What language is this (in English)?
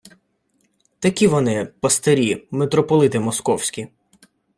Ukrainian